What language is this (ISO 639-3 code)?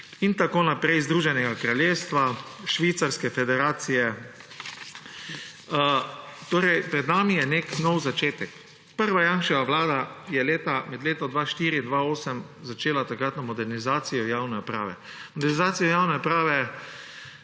slv